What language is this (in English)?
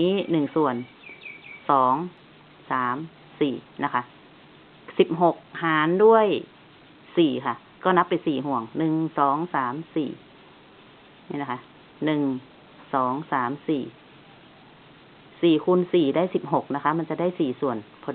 Thai